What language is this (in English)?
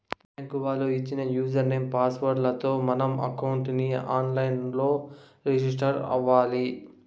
Telugu